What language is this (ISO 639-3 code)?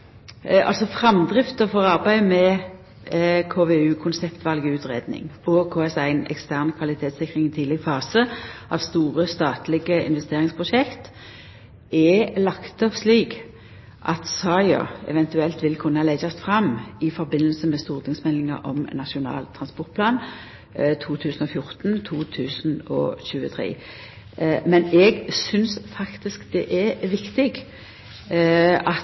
nor